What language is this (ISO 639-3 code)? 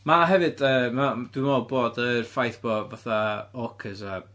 cym